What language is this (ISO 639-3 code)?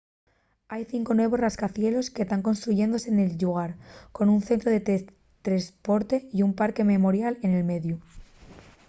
ast